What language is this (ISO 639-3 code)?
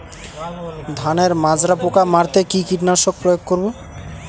ben